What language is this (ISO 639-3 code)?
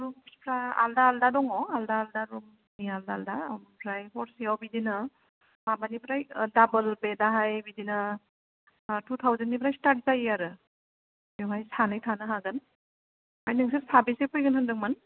brx